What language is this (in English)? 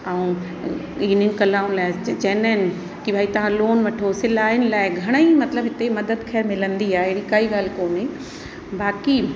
Sindhi